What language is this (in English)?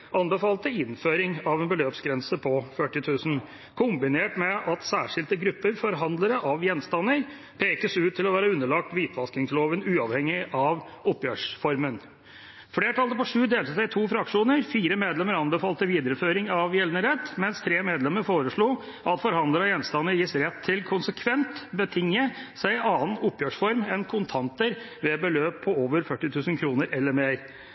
Norwegian Bokmål